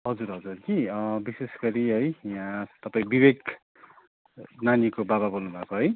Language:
Nepali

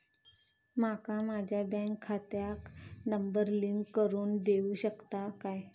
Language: Marathi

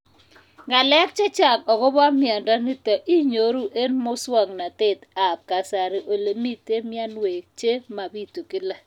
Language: Kalenjin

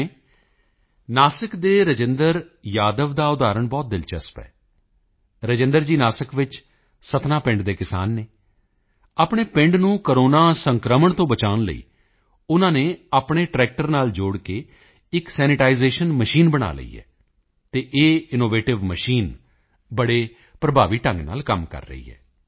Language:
Punjabi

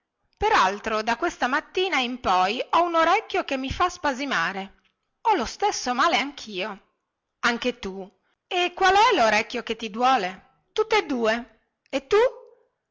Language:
Italian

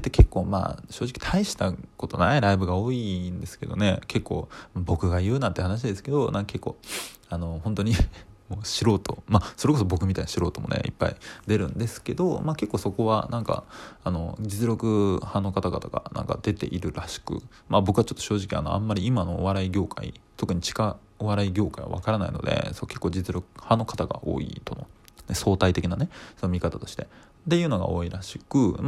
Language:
Japanese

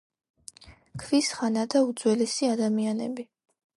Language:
Georgian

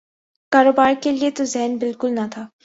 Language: Urdu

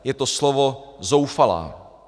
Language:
Czech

